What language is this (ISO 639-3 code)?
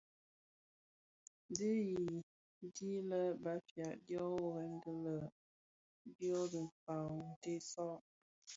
ksf